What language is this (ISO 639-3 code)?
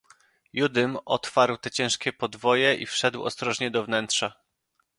pol